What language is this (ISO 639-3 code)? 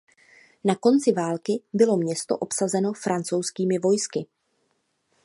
ces